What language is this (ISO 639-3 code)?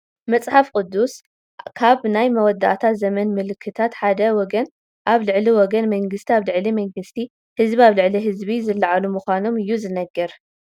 tir